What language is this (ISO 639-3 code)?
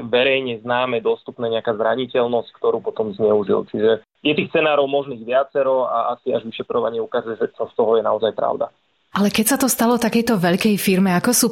slk